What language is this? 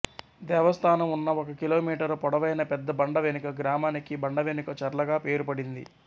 Telugu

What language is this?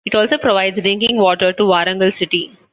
English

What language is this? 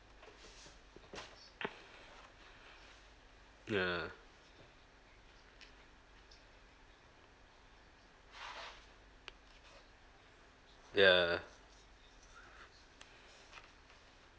English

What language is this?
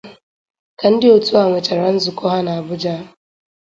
Igbo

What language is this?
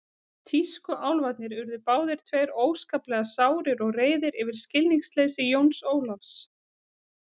Icelandic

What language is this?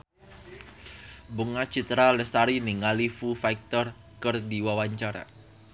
Sundanese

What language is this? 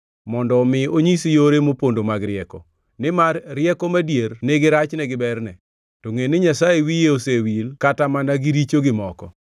Luo (Kenya and Tanzania)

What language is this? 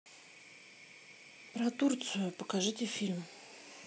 Russian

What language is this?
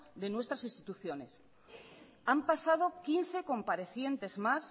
Spanish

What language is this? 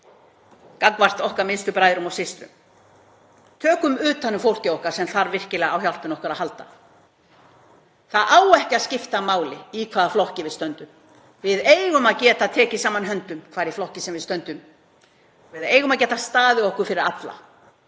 Icelandic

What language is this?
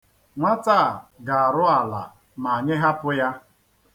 Igbo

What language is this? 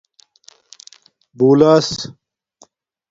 Domaaki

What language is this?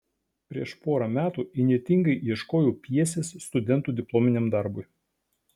Lithuanian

